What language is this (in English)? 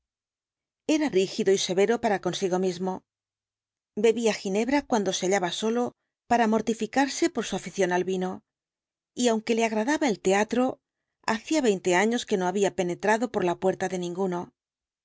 Spanish